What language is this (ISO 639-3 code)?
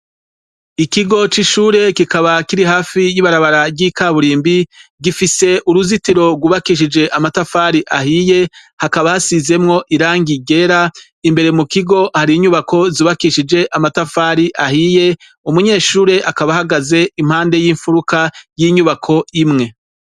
run